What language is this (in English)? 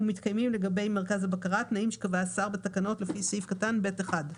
Hebrew